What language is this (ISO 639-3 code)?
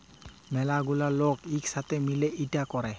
ben